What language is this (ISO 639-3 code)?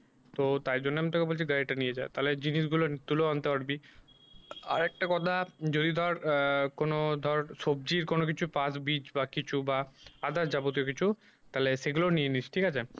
ben